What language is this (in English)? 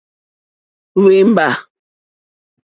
Mokpwe